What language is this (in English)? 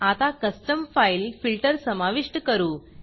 Marathi